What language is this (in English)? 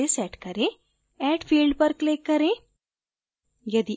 Hindi